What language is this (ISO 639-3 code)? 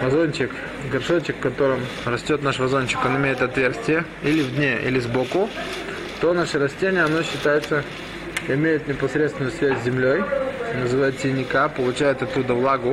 rus